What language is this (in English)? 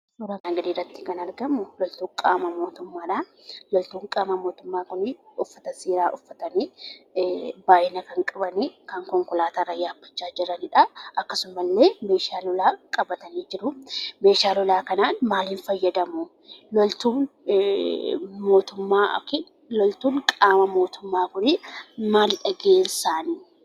Oromo